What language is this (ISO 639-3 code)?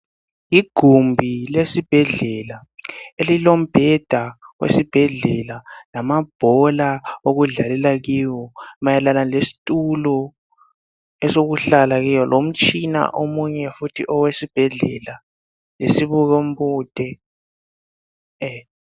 nde